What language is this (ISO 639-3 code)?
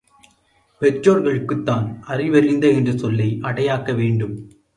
tam